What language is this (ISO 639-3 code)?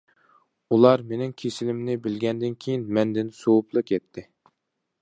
uig